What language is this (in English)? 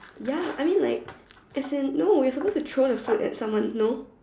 English